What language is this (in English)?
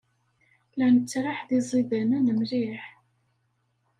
Kabyle